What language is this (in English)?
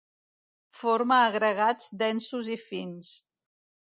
Catalan